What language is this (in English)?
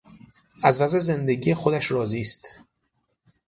Persian